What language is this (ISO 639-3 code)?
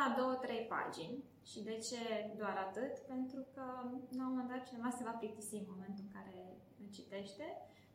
ron